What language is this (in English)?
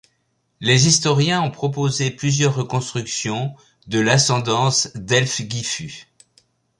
French